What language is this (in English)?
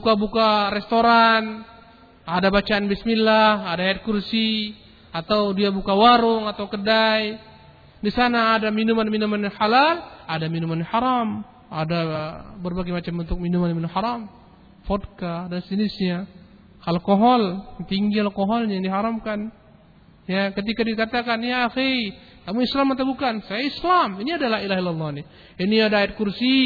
Malay